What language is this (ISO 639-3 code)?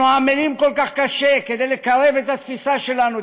heb